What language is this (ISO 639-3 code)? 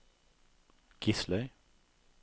nor